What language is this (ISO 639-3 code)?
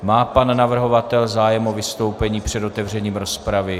ces